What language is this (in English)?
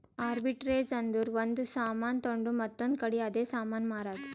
Kannada